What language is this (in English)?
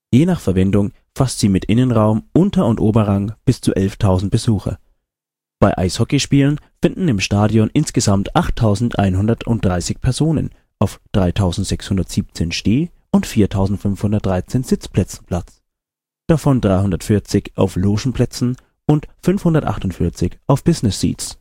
German